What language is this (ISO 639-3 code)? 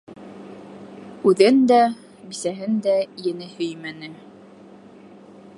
bak